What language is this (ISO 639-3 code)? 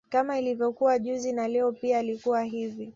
swa